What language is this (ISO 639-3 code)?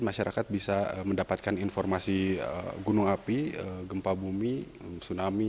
ind